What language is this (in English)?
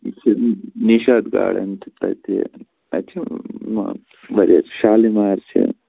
Kashmiri